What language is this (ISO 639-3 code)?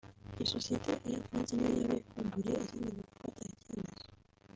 kin